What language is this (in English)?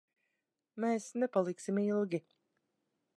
Latvian